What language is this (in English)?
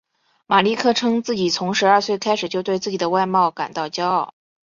Chinese